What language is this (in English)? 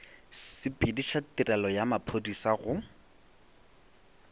Northern Sotho